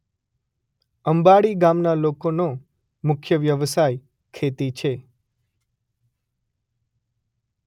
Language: Gujarati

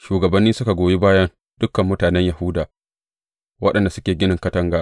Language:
Hausa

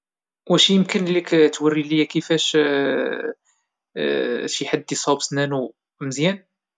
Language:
Moroccan Arabic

